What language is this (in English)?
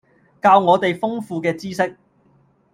Cantonese